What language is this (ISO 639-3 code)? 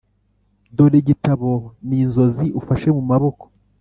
kin